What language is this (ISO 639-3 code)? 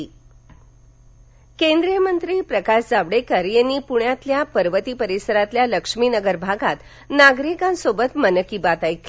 mar